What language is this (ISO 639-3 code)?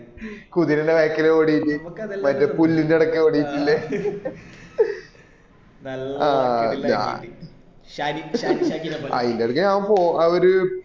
mal